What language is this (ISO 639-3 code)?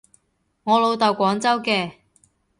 yue